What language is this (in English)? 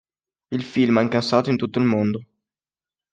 Italian